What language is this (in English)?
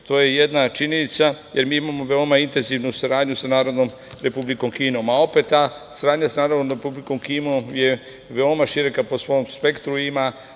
Serbian